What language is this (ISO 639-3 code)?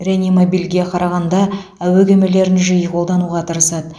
kaz